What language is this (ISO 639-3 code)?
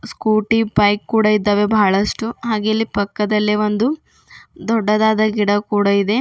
kan